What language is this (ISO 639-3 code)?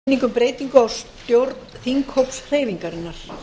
isl